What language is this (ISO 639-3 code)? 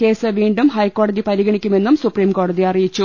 mal